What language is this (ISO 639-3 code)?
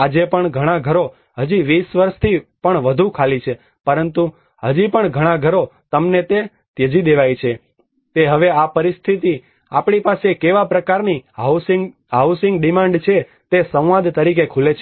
guj